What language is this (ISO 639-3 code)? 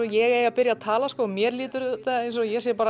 isl